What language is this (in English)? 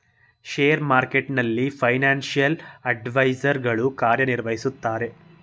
Kannada